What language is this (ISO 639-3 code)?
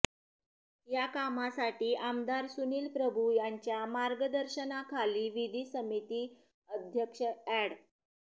mar